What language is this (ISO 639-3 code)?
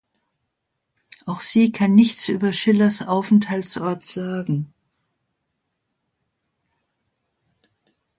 deu